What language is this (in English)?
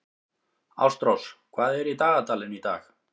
Icelandic